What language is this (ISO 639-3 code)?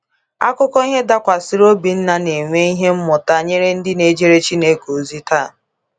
ibo